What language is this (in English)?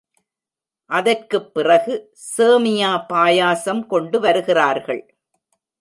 Tamil